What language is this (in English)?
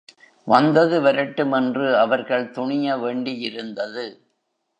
Tamil